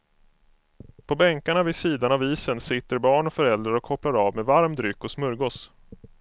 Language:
Swedish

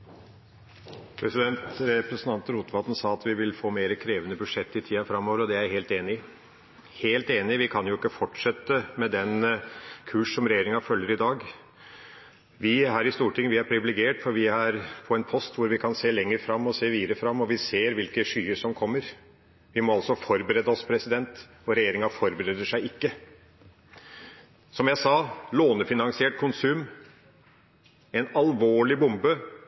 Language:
Norwegian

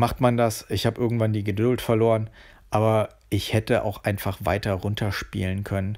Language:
German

